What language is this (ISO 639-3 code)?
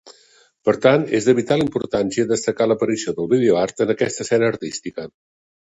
cat